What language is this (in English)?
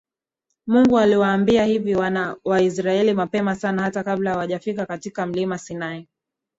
Swahili